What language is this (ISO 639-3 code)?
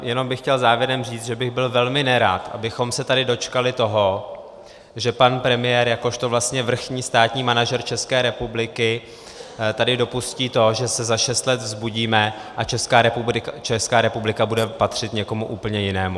ces